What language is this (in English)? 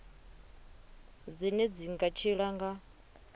Venda